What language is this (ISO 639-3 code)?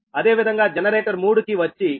tel